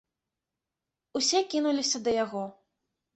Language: Belarusian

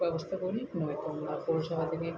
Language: Bangla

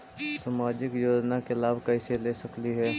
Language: Magahi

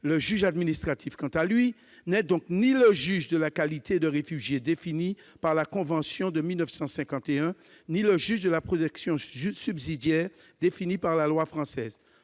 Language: French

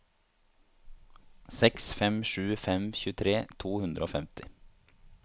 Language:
Norwegian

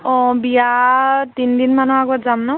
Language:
Assamese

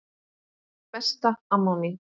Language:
Icelandic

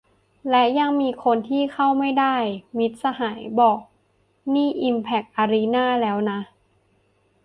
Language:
Thai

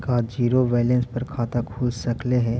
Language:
Magahi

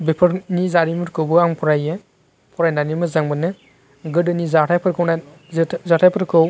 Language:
Bodo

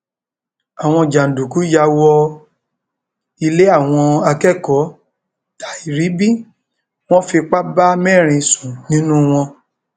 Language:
Yoruba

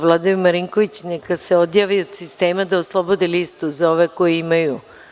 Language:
Serbian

